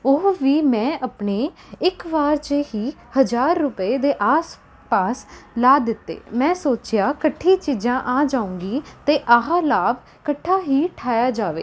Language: Punjabi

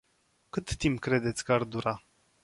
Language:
Romanian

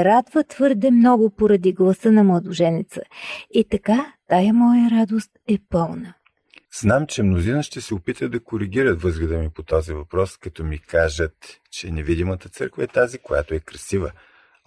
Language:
Bulgarian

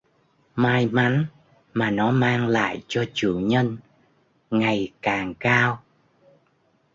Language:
Vietnamese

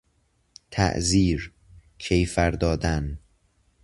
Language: Persian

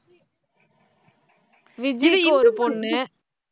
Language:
Tamil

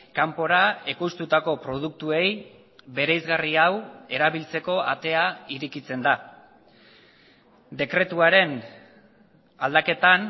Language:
Basque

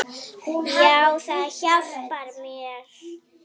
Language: Icelandic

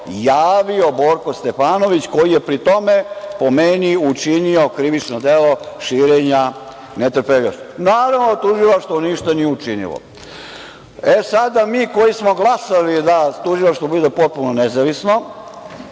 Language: Serbian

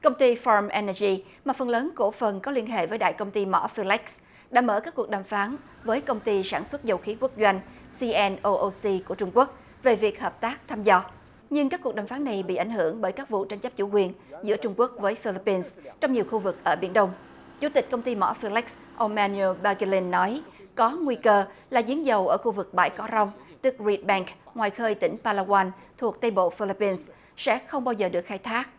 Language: Vietnamese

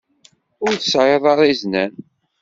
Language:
Kabyle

